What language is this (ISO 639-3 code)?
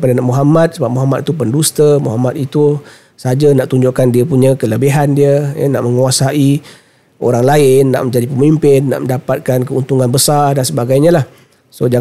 msa